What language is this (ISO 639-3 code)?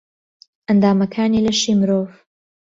ckb